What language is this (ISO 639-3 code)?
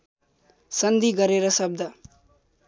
nep